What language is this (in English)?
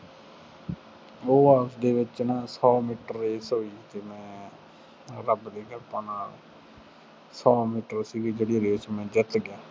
Punjabi